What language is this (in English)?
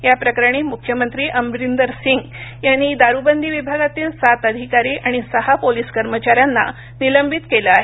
Marathi